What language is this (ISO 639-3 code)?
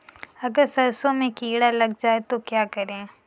hin